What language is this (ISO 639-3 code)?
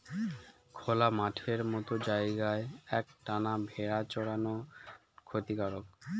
ben